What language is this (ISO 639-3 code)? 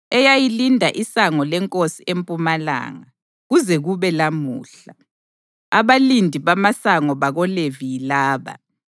nde